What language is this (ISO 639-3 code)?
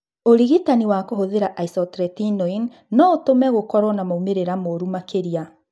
kik